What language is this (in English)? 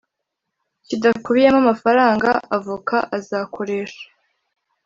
Kinyarwanda